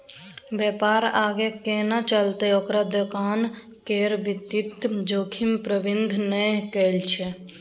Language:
Maithili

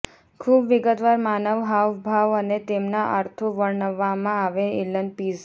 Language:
Gujarati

